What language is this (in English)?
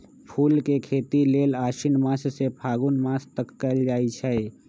Magahi